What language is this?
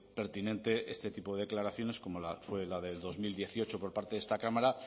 Spanish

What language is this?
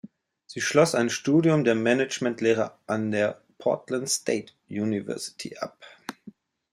German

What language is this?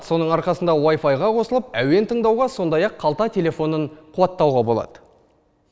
Kazakh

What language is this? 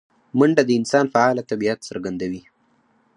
Pashto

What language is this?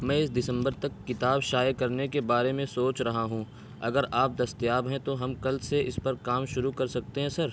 Urdu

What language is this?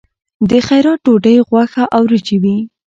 Pashto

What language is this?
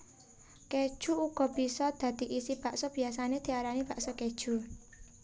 Javanese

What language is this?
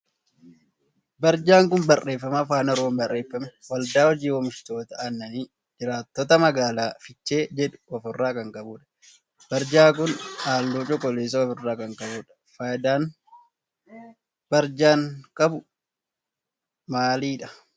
Oromo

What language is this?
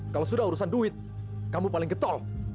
Indonesian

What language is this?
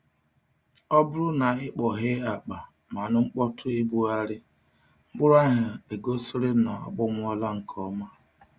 Igbo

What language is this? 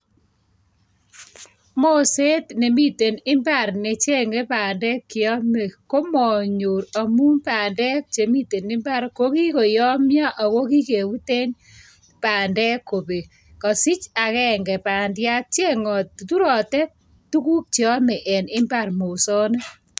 Kalenjin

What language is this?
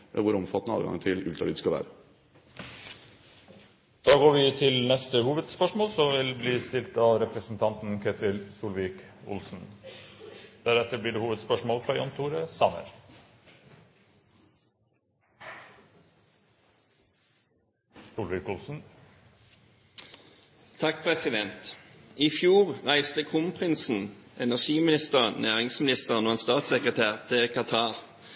Norwegian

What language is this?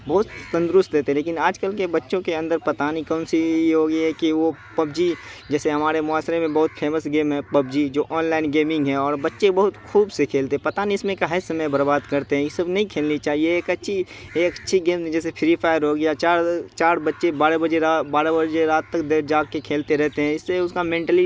Urdu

